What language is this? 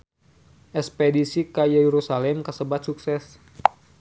Sundanese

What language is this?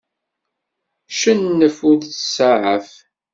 Kabyle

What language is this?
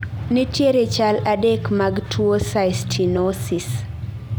Luo (Kenya and Tanzania)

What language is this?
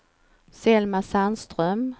Swedish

